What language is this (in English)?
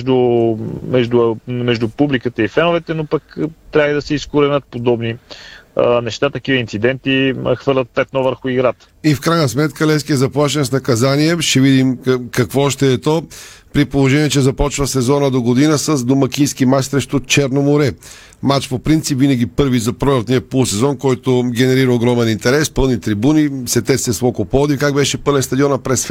Bulgarian